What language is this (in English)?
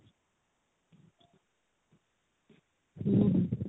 Odia